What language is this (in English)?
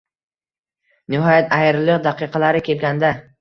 Uzbek